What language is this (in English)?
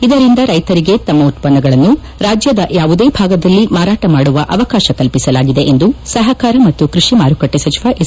Kannada